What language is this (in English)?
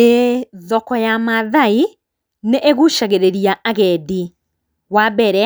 Kikuyu